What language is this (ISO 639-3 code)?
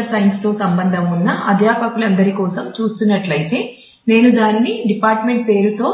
tel